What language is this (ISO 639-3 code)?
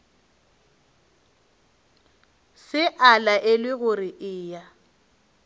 nso